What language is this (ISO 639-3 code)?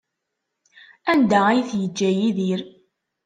kab